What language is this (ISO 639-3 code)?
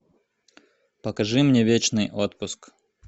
rus